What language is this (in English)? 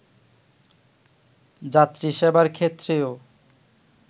Bangla